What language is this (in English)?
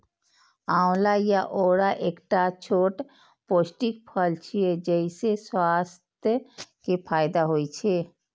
Maithili